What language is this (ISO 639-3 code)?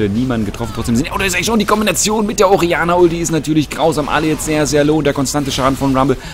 deu